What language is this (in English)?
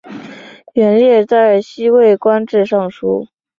Chinese